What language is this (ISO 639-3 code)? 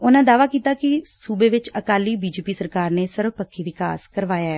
pan